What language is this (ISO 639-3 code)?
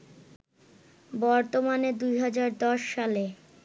ben